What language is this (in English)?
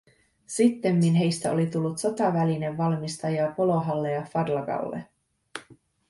Finnish